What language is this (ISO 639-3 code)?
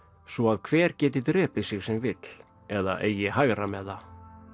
isl